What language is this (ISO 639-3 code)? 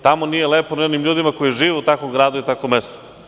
srp